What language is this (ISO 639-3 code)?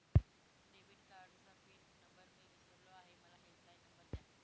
mar